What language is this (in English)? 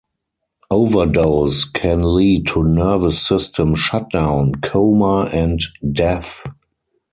English